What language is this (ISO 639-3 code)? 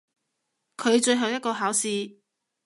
yue